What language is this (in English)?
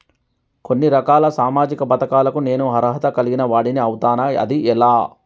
Telugu